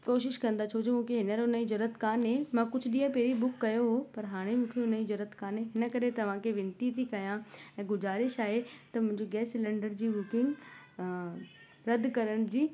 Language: Sindhi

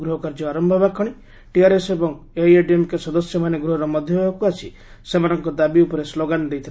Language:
Odia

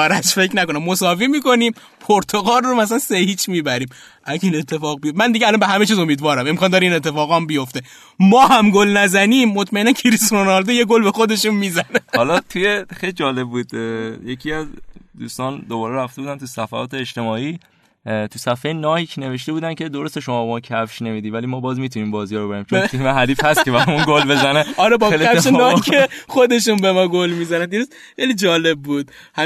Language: Persian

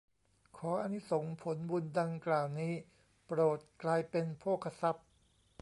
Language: Thai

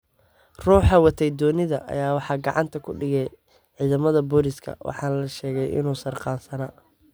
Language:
Somali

